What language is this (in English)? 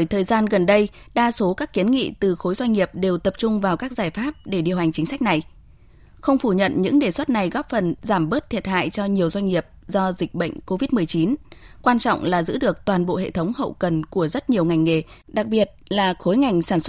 Vietnamese